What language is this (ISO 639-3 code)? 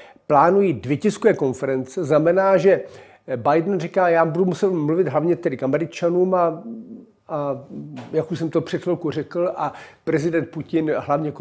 ces